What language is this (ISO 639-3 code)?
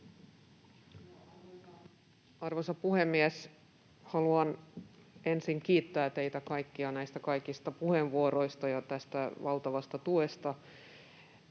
fin